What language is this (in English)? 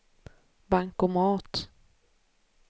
Swedish